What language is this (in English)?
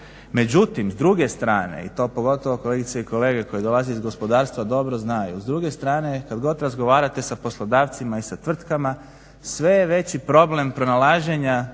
Croatian